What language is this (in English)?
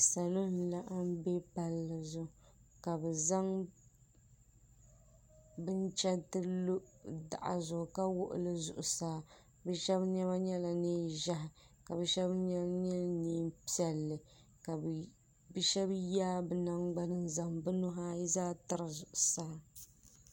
Dagbani